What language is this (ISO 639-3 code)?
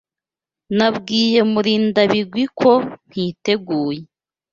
kin